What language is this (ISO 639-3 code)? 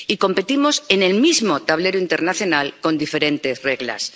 spa